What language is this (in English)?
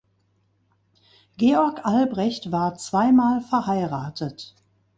German